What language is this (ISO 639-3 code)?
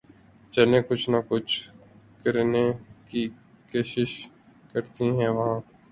urd